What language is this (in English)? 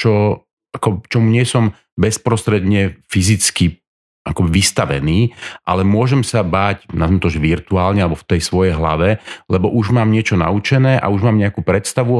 Slovak